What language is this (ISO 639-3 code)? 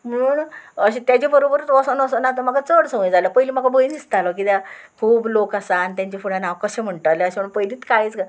kok